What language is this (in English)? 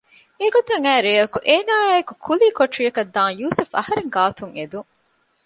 Divehi